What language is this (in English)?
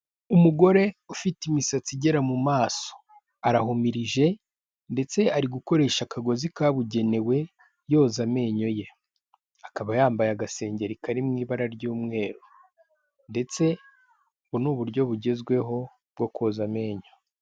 Kinyarwanda